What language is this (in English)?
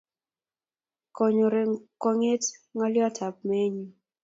Kalenjin